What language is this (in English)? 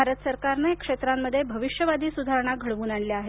Marathi